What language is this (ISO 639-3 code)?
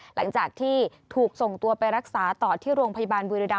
tha